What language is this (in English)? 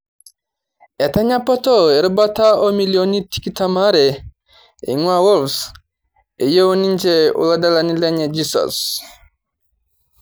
Masai